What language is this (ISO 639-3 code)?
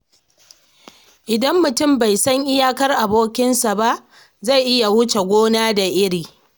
hau